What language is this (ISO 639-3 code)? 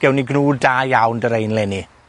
cym